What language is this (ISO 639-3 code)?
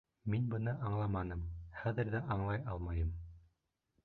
bak